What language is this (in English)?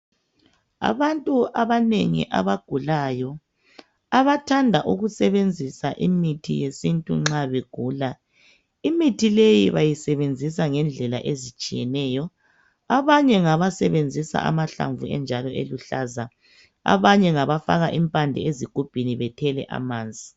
North Ndebele